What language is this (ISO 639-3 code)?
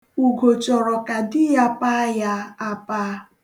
ibo